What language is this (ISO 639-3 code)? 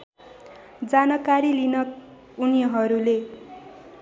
nep